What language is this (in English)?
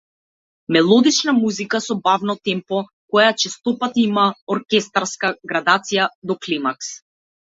Macedonian